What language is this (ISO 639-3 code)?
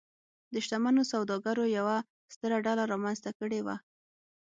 pus